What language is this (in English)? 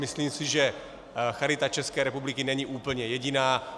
Czech